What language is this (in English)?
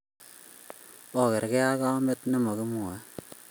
Kalenjin